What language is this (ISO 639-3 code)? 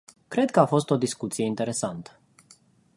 ron